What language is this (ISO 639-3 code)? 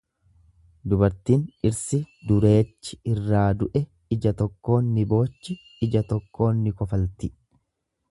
orm